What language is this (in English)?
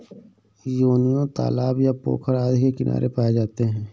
Hindi